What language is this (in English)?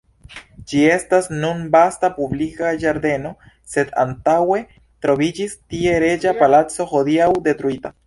Esperanto